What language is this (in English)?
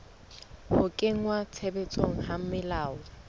Southern Sotho